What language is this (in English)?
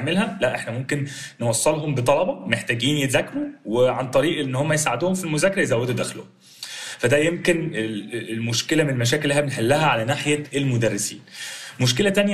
Arabic